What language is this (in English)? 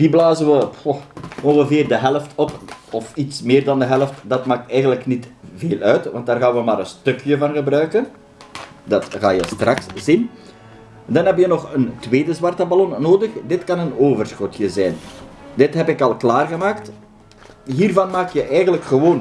Dutch